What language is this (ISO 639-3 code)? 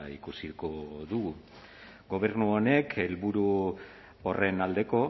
eus